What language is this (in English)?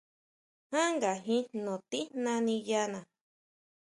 Huautla Mazatec